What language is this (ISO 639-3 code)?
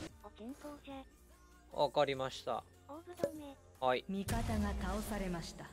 jpn